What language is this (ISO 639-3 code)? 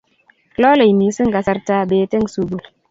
kln